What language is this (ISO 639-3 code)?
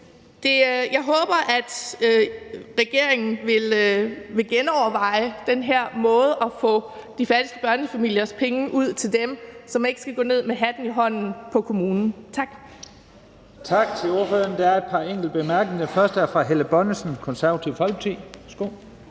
dan